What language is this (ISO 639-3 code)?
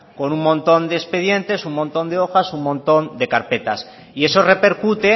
spa